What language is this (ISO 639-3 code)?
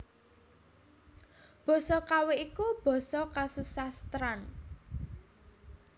jav